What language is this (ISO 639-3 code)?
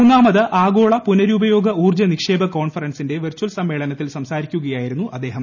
mal